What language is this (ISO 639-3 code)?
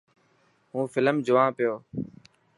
mki